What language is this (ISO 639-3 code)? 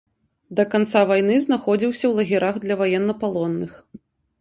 bel